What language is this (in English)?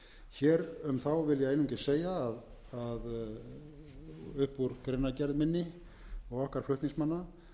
Icelandic